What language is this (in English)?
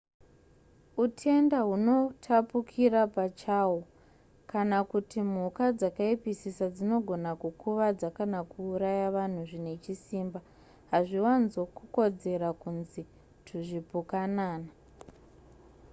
Shona